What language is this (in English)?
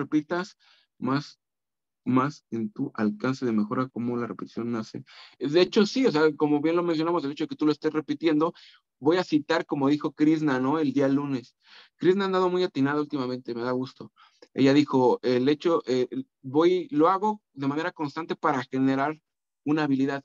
Spanish